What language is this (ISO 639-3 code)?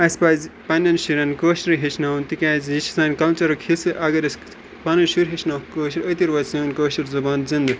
kas